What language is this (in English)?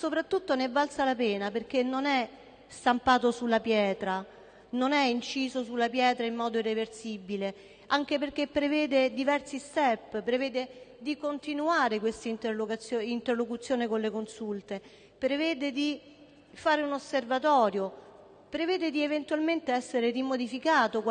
Italian